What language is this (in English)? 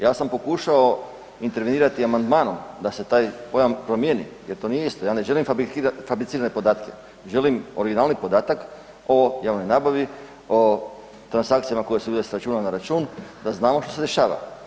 Croatian